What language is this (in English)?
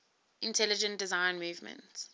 English